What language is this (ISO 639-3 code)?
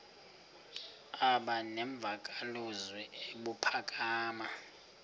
xho